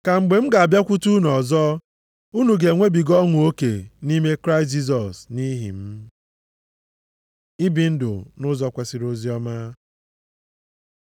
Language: Igbo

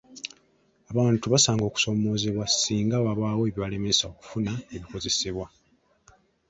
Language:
Ganda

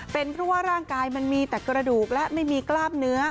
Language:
Thai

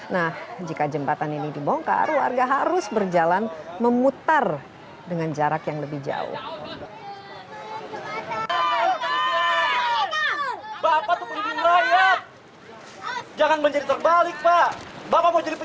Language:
Indonesian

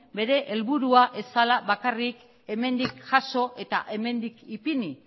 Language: Basque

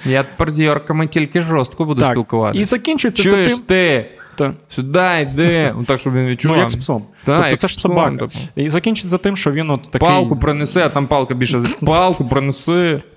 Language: Ukrainian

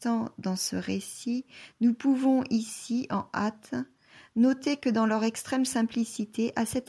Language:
French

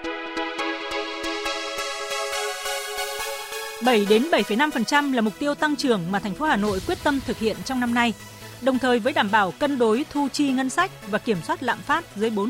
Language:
Vietnamese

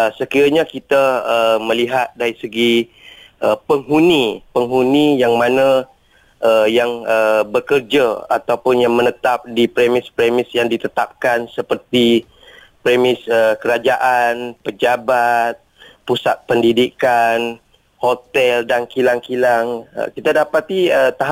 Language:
Malay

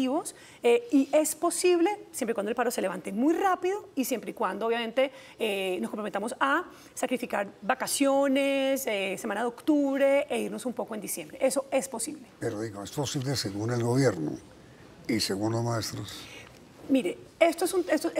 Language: Spanish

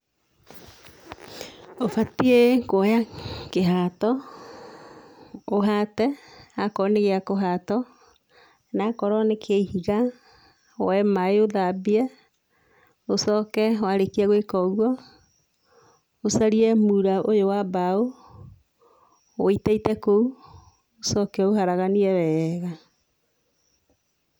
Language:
Kikuyu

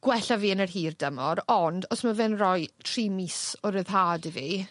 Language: Welsh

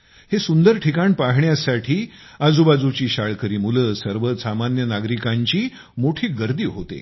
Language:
Marathi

